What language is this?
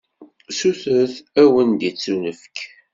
Kabyle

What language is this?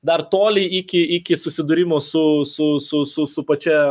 Lithuanian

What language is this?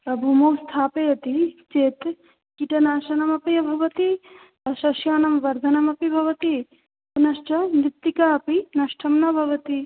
Sanskrit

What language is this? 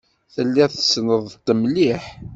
Kabyle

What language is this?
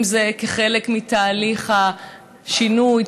Hebrew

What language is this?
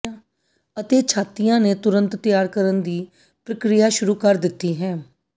Punjabi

